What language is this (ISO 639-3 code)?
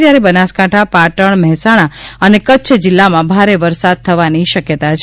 guj